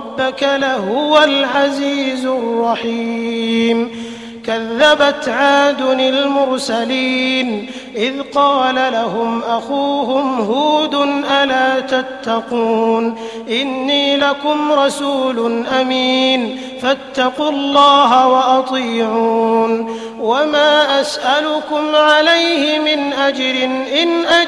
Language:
Arabic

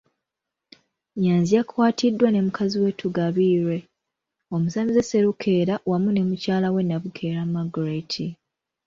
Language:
Ganda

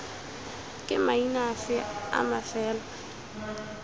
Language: Tswana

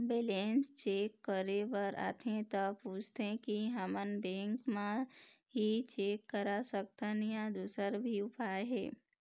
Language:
Chhattisgarhi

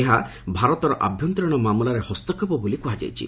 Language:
Odia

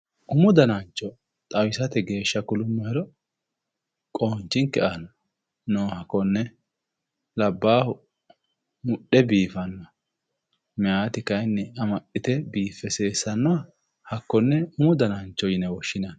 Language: Sidamo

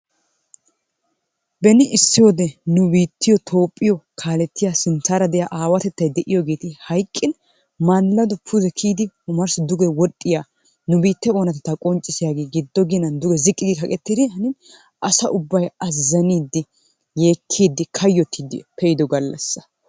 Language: Wolaytta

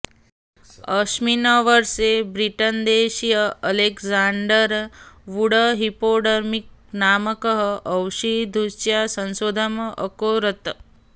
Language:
Sanskrit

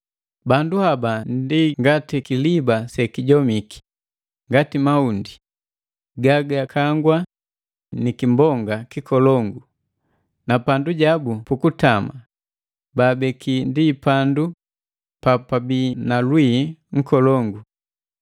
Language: Matengo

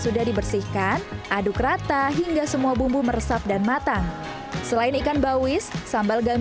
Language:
Indonesian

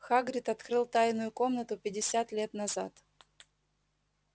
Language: Russian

